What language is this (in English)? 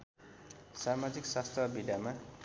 Nepali